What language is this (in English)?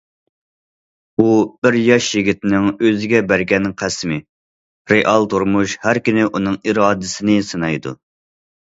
Uyghur